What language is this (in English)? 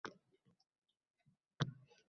Uzbek